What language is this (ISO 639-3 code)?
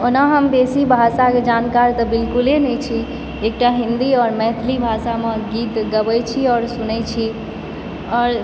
mai